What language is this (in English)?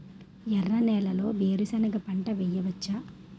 Telugu